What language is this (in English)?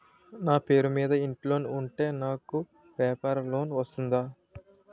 Telugu